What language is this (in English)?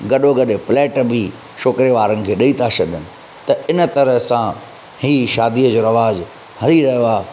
Sindhi